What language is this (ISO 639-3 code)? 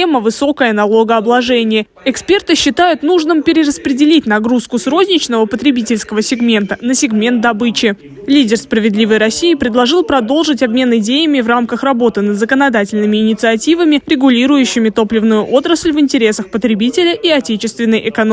rus